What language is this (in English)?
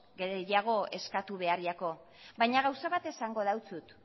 Basque